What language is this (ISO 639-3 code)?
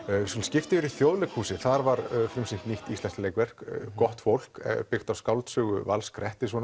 isl